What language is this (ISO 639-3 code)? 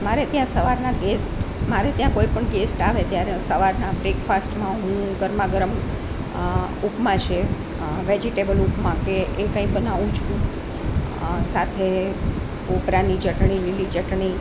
guj